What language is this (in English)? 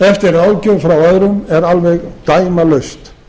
Icelandic